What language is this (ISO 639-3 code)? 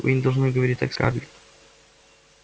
rus